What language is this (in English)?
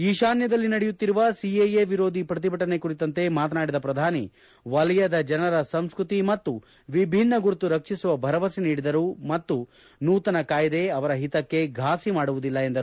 Kannada